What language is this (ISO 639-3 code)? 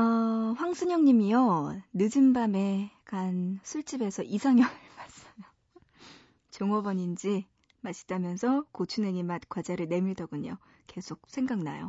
kor